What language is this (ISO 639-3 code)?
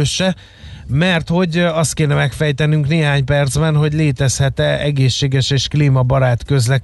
hun